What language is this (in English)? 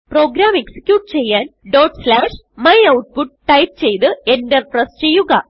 Malayalam